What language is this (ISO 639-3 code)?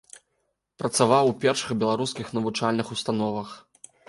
bel